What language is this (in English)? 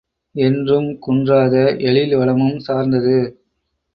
Tamil